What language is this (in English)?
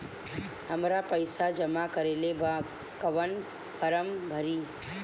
Bhojpuri